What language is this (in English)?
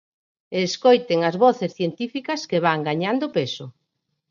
Galician